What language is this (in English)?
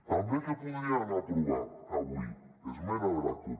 Catalan